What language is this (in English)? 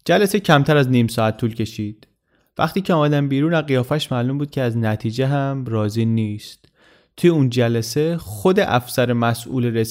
Persian